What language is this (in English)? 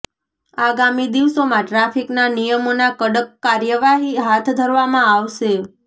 Gujarati